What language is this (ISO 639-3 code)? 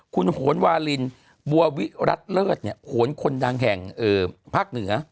tha